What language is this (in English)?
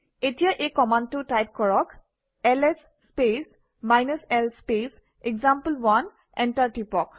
Assamese